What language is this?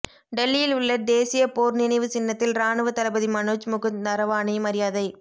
Tamil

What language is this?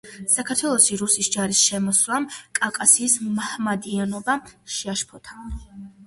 Georgian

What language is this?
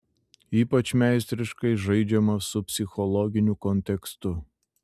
Lithuanian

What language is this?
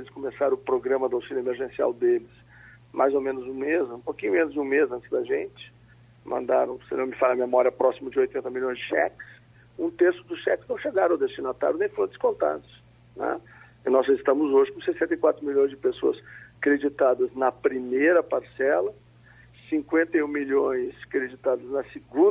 Portuguese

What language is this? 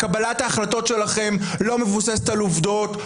Hebrew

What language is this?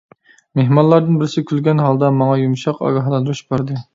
Uyghur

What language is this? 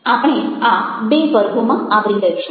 Gujarati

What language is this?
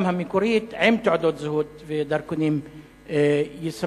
Hebrew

